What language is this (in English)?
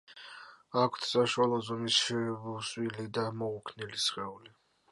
Georgian